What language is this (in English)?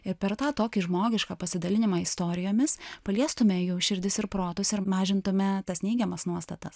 Lithuanian